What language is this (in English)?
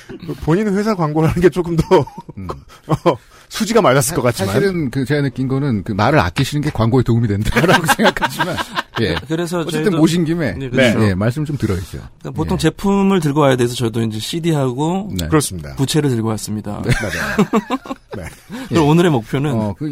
Korean